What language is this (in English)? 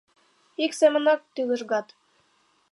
Mari